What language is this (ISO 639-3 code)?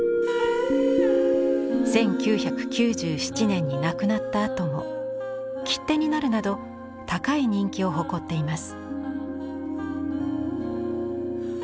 jpn